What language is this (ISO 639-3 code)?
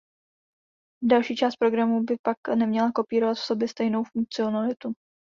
ces